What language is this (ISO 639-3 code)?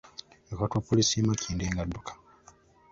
lug